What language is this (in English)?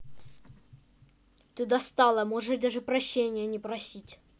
Russian